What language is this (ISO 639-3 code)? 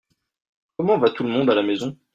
fra